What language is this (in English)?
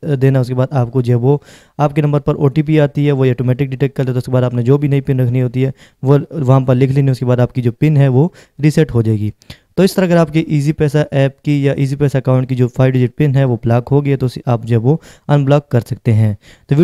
Hindi